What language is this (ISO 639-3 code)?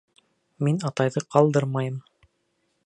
bak